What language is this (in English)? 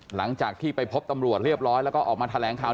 Thai